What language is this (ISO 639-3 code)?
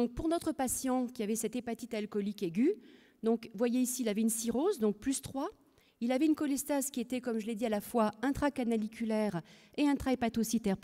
fra